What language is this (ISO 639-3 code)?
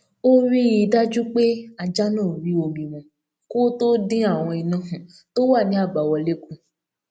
yor